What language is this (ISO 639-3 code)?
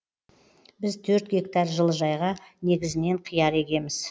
kaz